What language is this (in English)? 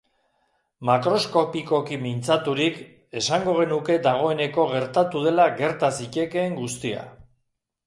Basque